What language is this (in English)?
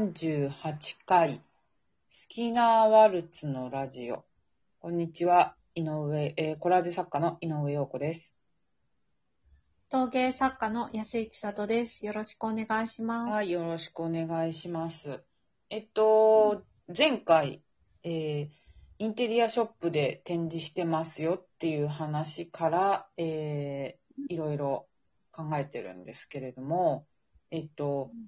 Japanese